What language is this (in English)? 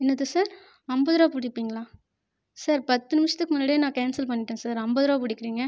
Tamil